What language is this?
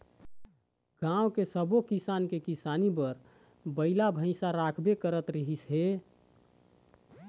Chhattisgarhi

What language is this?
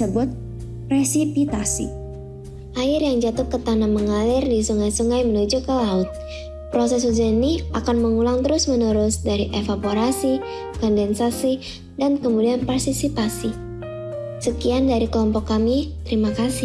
Indonesian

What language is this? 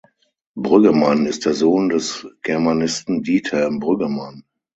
German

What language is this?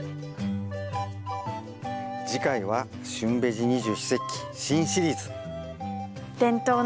Japanese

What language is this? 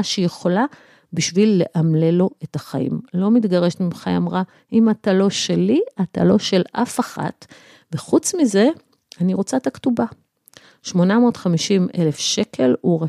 Hebrew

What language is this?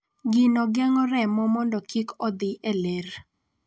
Luo (Kenya and Tanzania)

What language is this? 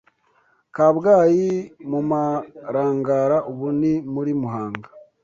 Kinyarwanda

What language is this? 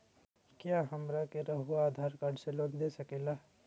Magahi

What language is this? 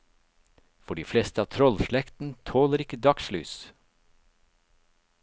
Norwegian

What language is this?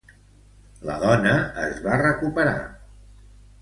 Catalan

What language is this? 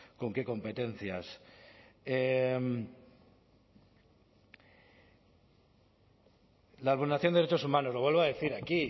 Spanish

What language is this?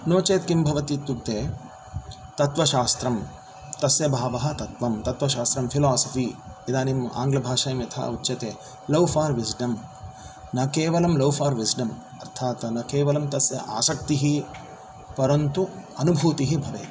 Sanskrit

